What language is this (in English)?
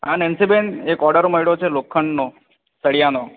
Gujarati